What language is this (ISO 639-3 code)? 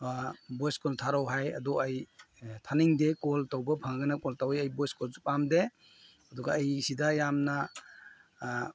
mni